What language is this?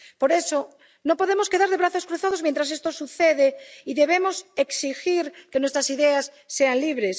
Spanish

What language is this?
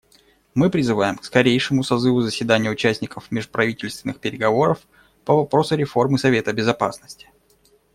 Russian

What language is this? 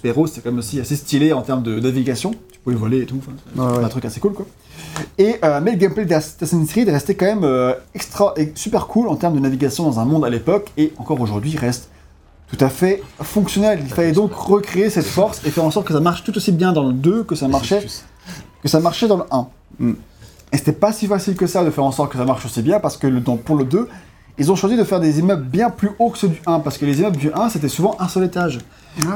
French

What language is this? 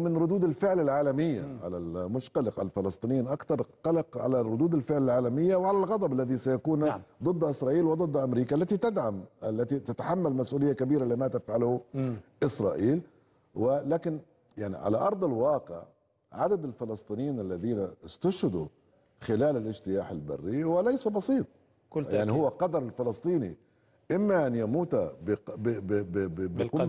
Arabic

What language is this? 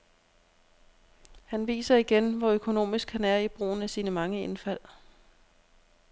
Danish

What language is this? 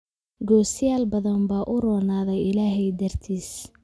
Somali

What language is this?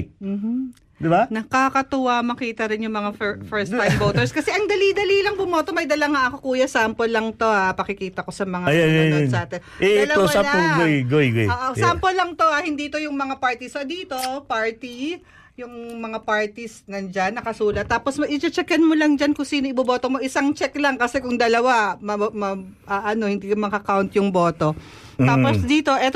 Filipino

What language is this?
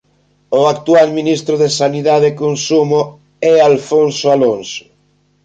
Galician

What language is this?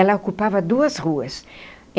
Portuguese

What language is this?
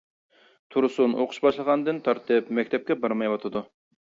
Uyghur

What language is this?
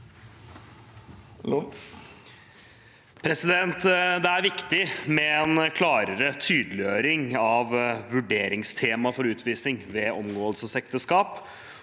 Norwegian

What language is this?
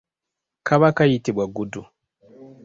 Ganda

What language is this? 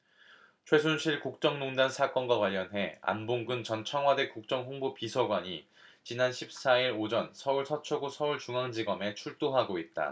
Korean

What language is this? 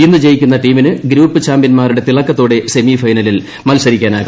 Malayalam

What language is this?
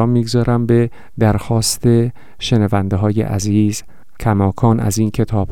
Persian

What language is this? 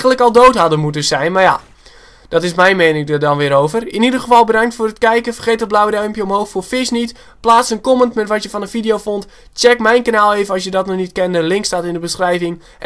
Dutch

